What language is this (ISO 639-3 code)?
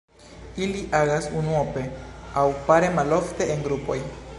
epo